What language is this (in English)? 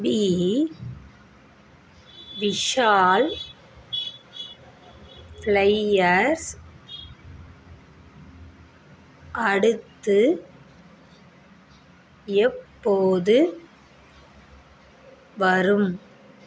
Tamil